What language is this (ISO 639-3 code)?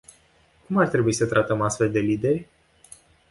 ron